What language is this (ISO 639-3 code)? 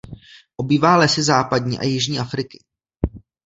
ces